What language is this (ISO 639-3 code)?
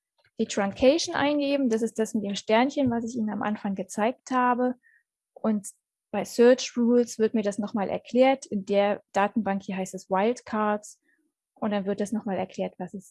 deu